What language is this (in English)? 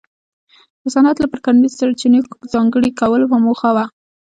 Pashto